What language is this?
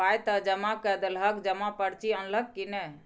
Maithili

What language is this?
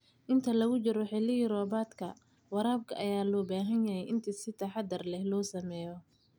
Somali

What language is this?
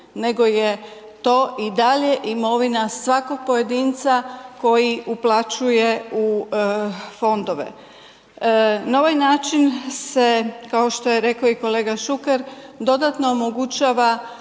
Croatian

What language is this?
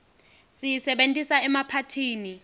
Swati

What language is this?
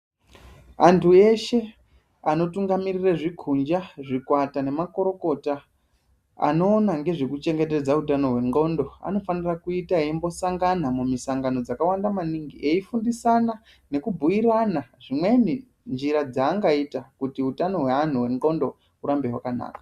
Ndau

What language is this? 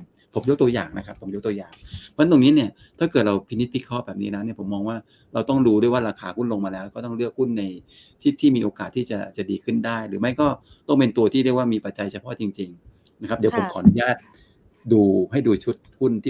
Thai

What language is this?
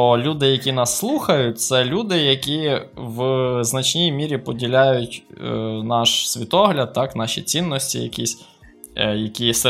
Ukrainian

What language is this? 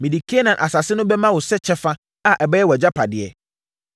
Akan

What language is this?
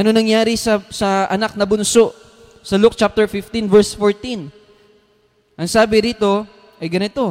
Filipino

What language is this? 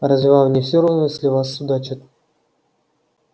Russian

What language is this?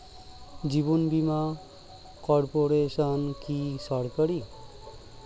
Bangla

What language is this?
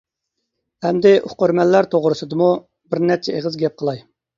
Uyghur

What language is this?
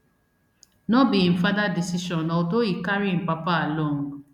Nigerian Pidgin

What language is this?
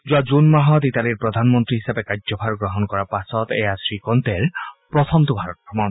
Assamese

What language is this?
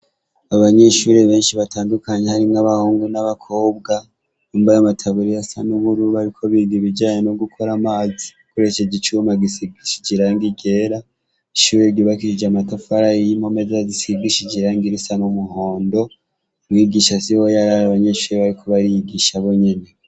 Rundi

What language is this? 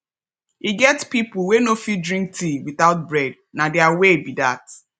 Nigerian Pidgin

